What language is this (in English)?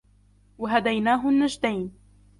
Arabic